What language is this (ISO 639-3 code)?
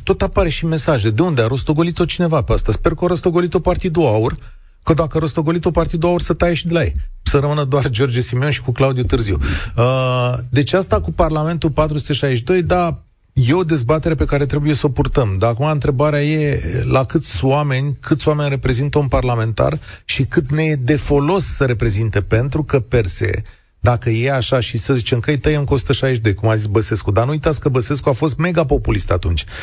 ron